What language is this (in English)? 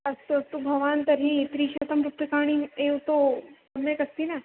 Sanskrit